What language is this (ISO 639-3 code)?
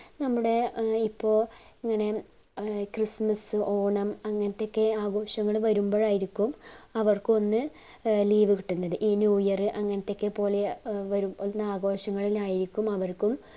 mal